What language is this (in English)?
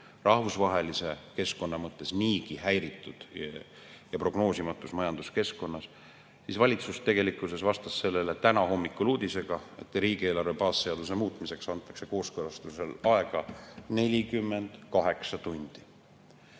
Estonian